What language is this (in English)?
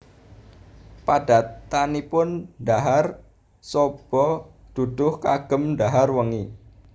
Javanese